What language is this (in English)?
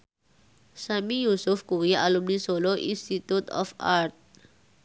Javanese